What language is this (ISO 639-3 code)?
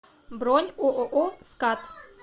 rus